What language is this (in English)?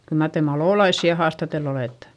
Finnish